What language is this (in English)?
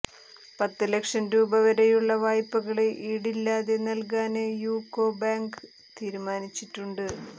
Malayalam